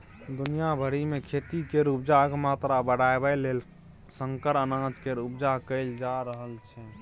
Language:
Maithili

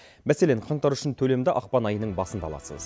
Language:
Kazakh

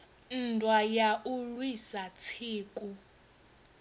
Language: Venda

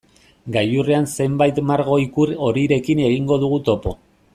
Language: Basque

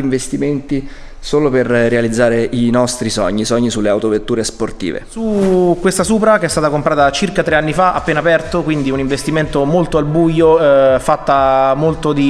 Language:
Italian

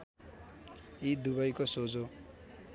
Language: Nepali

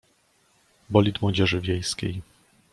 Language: Polish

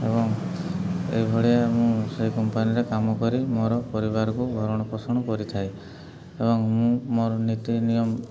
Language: Odia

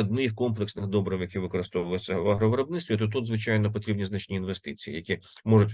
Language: Ukrainian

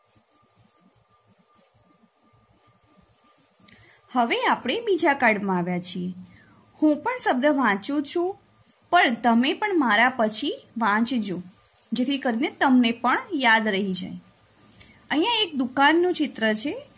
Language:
Gujarati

